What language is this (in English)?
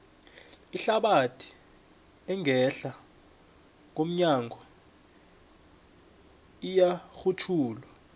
South Ndebele